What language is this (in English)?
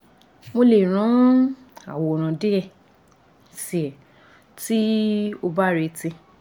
Yoruba